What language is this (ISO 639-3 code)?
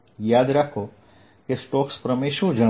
guj